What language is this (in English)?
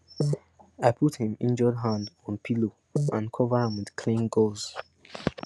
Nigerian Pidgin